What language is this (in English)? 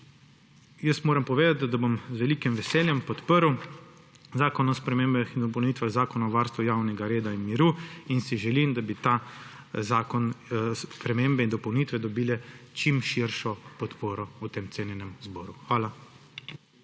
Slovenian